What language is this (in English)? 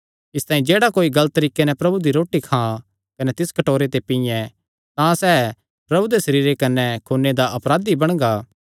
Kangri